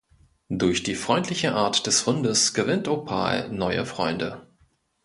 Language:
German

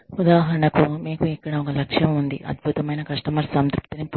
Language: Telugu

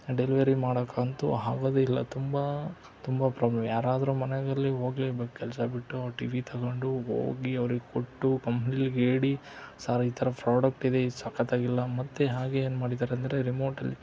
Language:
Kannada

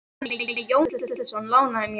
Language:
Icelandic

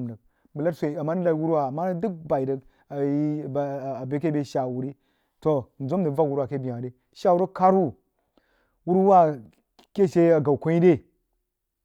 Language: Jiba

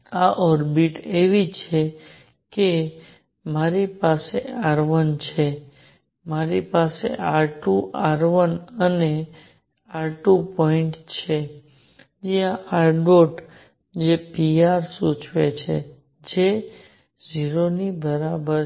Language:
Gujarati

